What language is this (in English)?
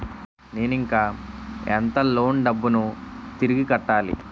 Telugu